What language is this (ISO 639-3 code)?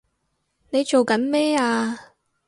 yue